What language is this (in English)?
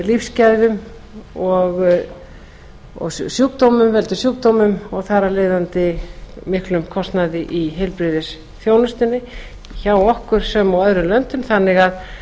Icelandic